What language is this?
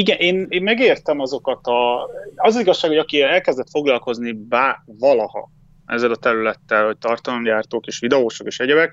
Hungarian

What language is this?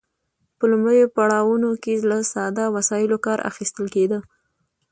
Pashto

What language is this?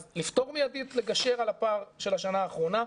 Hebrew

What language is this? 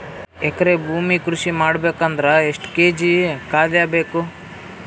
Kannada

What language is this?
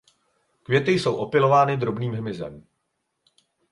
Czech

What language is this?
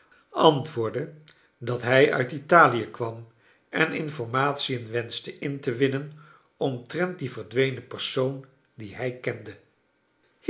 Dutch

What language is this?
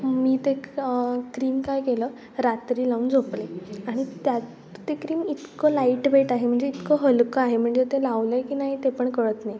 Marathi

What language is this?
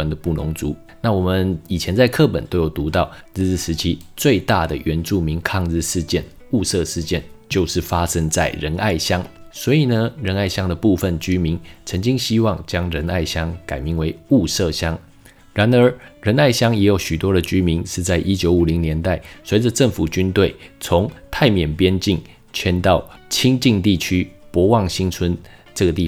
Chinese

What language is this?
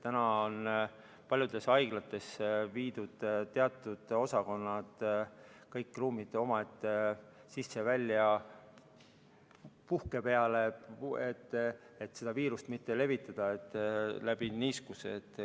Estonian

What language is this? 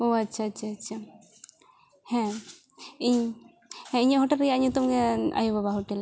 Santali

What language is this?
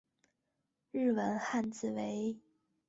Chinese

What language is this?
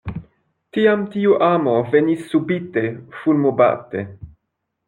Esperanto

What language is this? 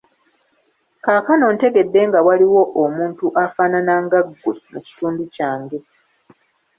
Ganda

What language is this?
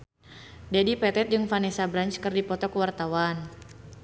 Sundanese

